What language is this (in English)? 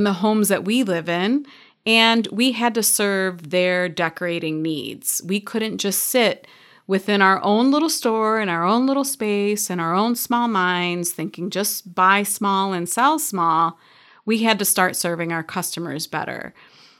English